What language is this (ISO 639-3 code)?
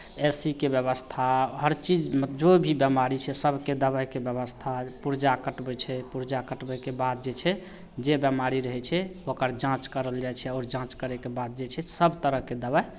mai